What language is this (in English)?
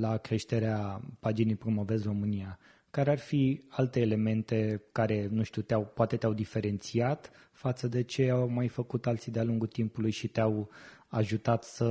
Romanian